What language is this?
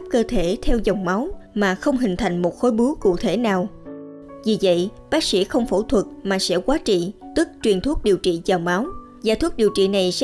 Vietnamese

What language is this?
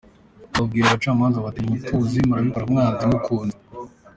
Kinyarwanda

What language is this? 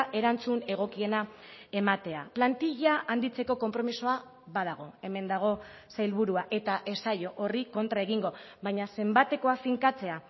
Basque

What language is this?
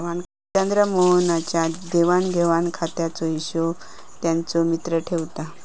Marathi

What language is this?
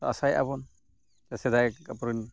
Santali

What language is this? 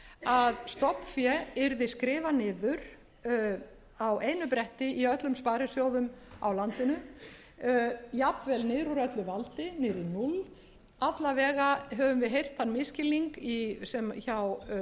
Icelandic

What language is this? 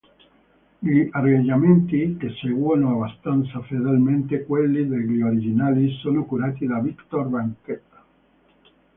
Italian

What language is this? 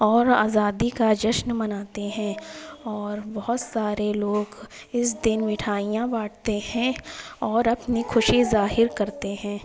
Urdu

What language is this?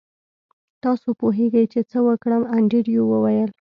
Pashto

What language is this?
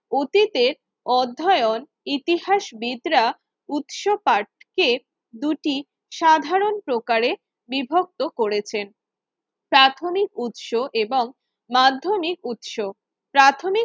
Bangla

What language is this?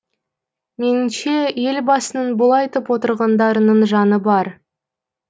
Kazakh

